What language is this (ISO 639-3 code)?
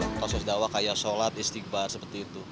ind